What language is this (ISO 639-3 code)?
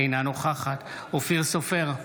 heb